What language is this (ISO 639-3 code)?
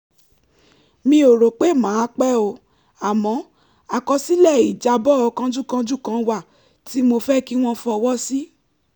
yor